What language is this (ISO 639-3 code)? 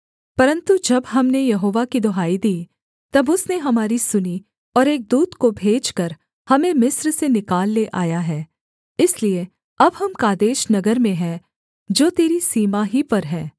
hin